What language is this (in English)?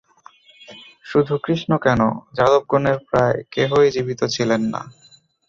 Bangla